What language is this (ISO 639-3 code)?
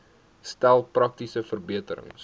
afr